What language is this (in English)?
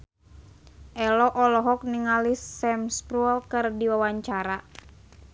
Sundanese